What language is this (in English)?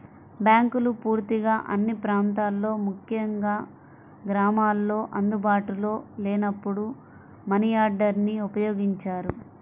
Telugu